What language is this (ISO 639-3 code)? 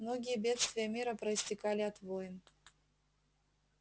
rus